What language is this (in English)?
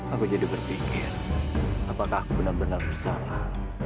Indonesian